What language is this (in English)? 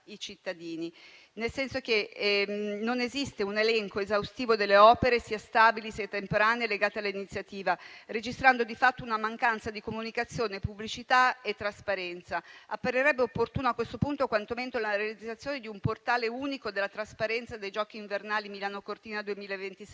Italian